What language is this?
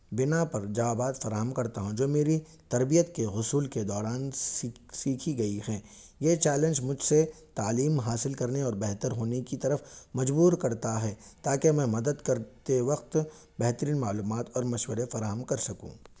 Urdu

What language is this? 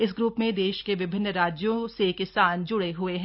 Hindi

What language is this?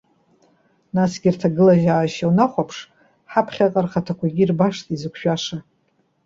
Abkhazian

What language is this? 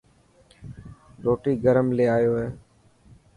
Dhatki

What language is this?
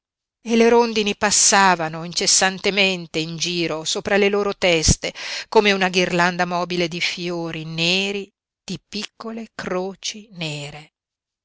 Italian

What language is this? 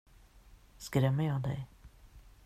Swedish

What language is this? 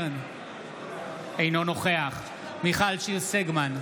Hebrew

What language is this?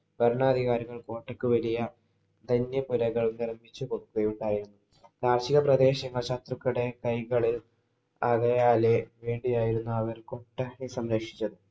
Malayalam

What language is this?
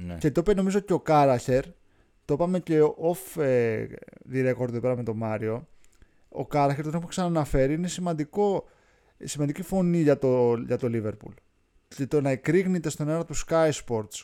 Greek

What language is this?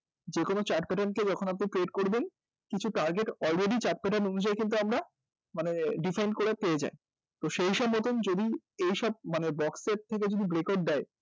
Bangla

